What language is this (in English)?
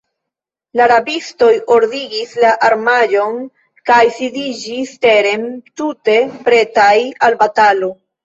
Esperanto